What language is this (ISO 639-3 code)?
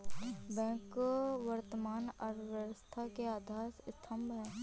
hin